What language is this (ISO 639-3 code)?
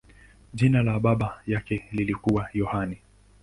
swa